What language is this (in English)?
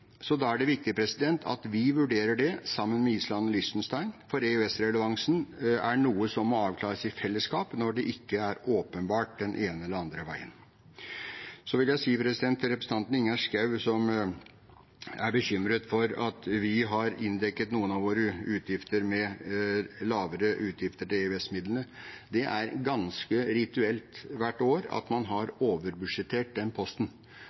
Norwegian Bokmål